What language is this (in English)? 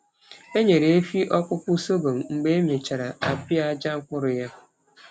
Igbo